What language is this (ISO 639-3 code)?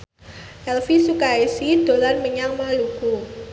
jav